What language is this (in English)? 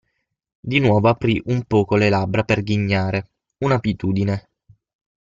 Italian